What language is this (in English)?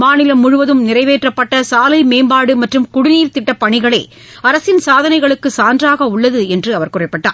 Tamil